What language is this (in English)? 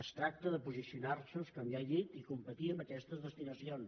Catalan